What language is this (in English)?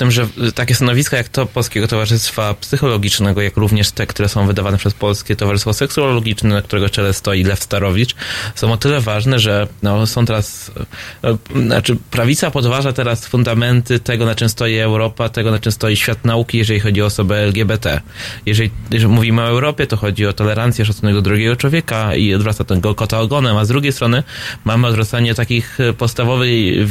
Polish